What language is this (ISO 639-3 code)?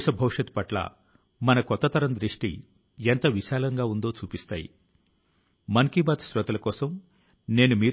tel